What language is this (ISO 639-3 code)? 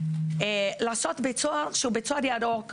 heb